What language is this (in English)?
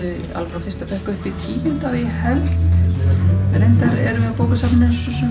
Icelandic